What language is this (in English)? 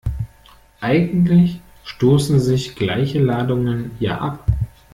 German